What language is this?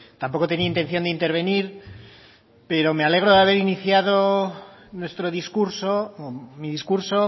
Spanish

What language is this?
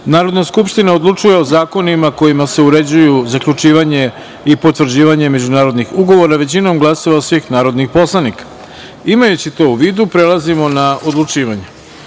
Serbian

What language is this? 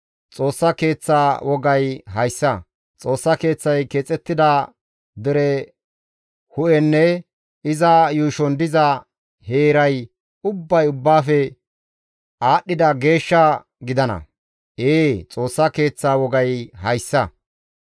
Gamo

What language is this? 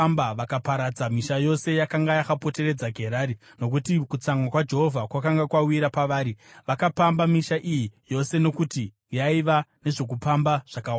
Shona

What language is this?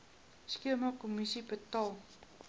Afrikaans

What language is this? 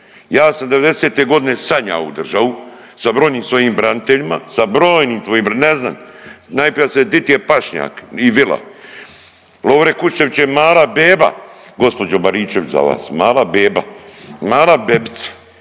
Croatian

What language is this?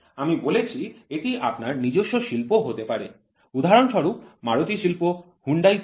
Bangla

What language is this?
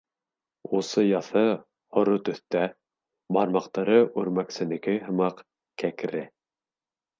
Bashkir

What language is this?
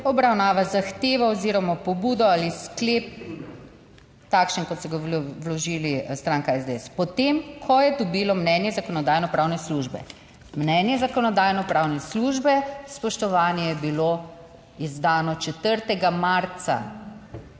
Slovenian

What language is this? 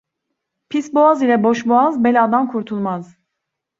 Turkish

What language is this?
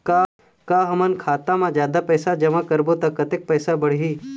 Chhattisgarhi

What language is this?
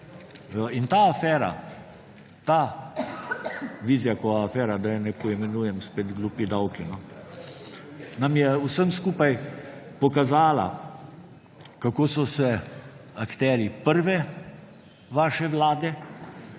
Slovenian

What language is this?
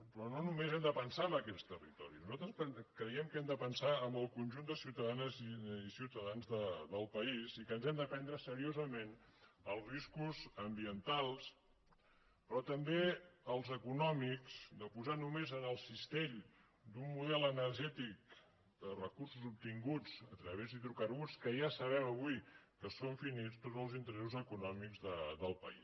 Catalan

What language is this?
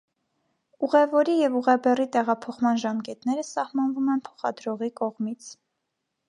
Armenian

